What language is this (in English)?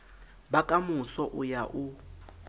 Southern Sotho